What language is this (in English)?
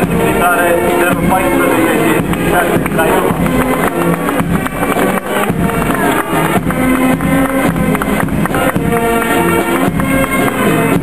Romanian